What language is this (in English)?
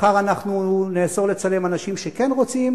Hebrew